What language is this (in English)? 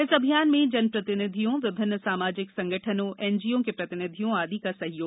Hindi